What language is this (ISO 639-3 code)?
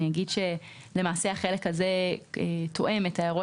heb